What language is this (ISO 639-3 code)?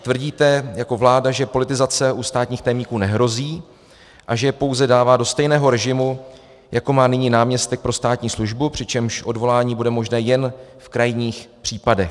ces